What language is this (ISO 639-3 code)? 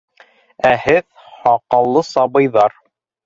bak